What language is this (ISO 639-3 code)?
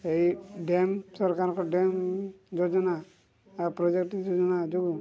ori